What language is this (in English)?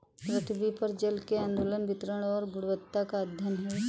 Hindi